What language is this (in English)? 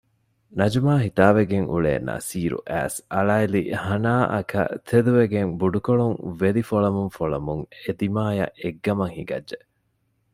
Divehi